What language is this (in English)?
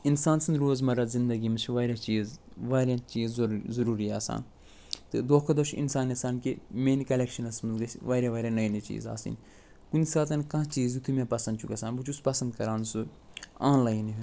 Kashmiri